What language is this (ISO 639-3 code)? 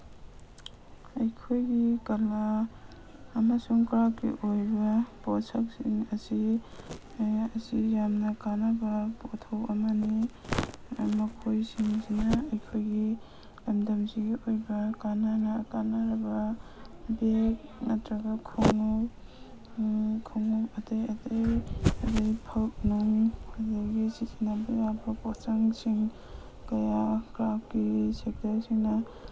mni